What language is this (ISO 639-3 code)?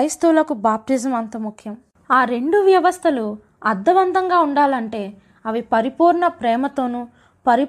tel